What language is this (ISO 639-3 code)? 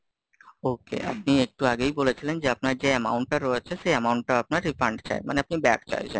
ben